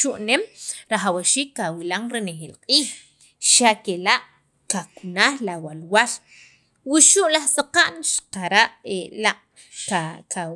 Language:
Sacapulteco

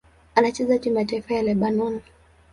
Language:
Swahili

